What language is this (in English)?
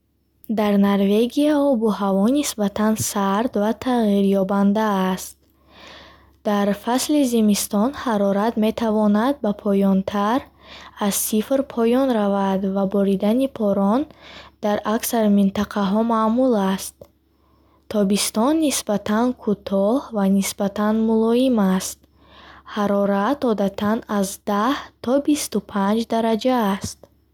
Bukharic